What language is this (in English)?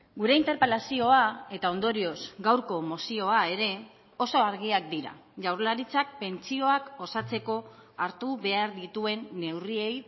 Basque